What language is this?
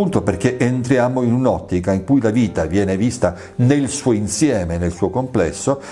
Italian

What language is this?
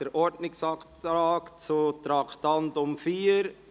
Swiss German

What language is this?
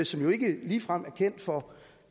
Danish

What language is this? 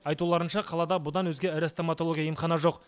Kazakh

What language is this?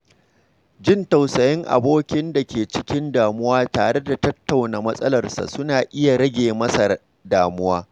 Hausa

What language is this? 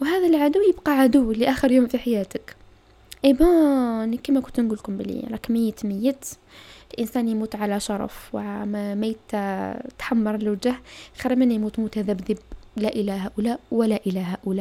Arabic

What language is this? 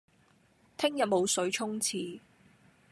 Cantonese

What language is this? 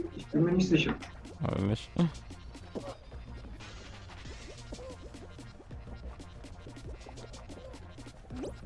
German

